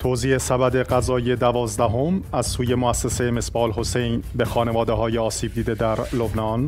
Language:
Persian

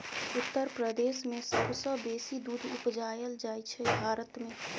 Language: Maithili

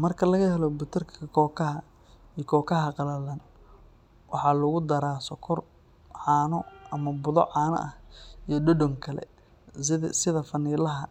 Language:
Somali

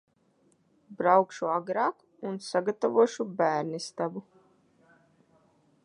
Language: Latvian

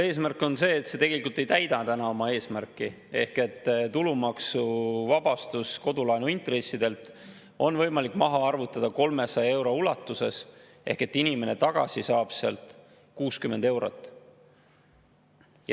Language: Estonian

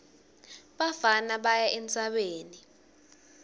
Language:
Swati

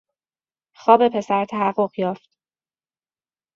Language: Persian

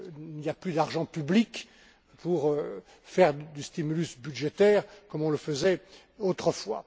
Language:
French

